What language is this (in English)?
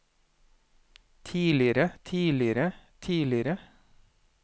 Norwegian